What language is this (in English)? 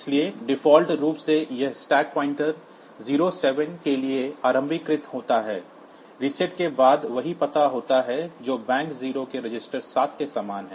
Hindi